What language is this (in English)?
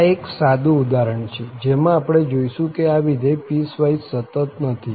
Gujarati